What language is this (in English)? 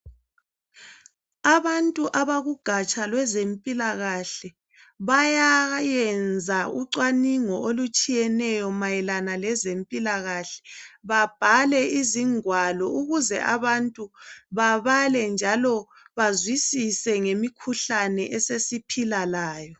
North Ndebele